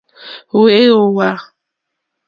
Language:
Mokpwe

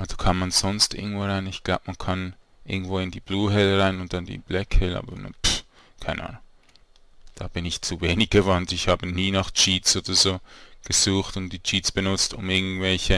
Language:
German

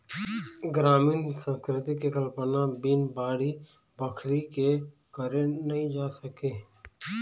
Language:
Chhattisgarhi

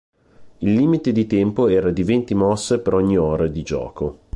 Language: Italian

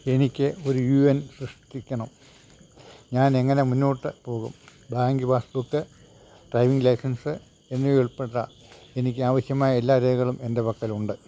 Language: Malayalam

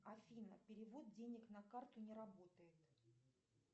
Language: Russian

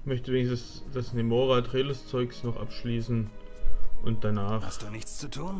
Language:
German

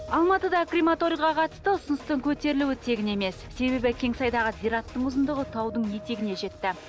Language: Kazakh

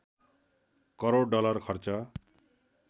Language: Nepali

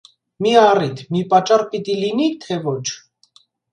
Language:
Armenian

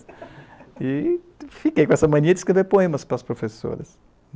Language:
Portuguese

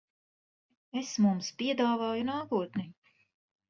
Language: Latvian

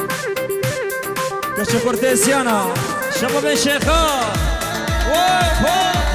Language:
Arabic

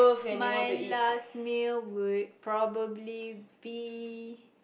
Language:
English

